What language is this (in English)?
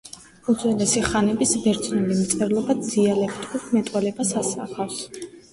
Georgian